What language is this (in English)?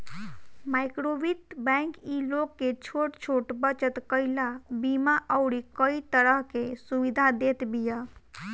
Bhojpuri